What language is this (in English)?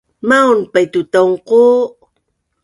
Bunun